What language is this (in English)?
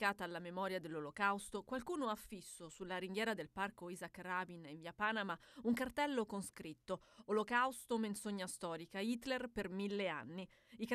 Italian